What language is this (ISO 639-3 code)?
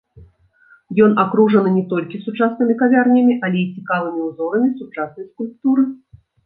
bel